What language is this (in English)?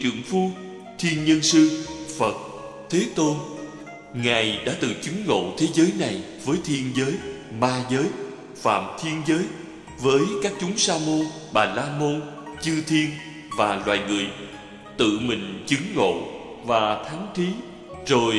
Vietnamese